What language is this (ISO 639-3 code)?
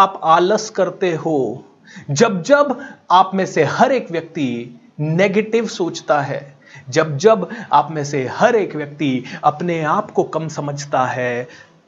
hin